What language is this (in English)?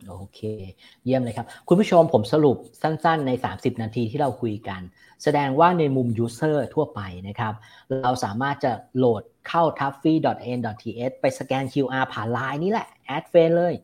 Thai